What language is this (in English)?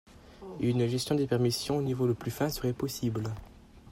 French